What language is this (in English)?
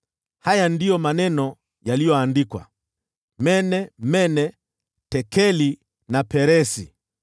Swahili